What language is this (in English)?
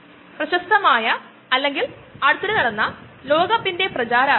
Malayalam